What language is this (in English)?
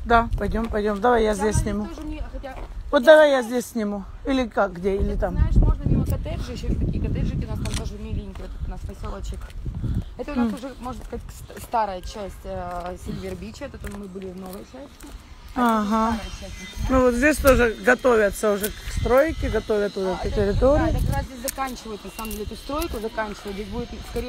Russian